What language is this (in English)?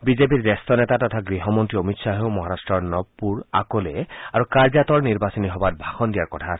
Assamese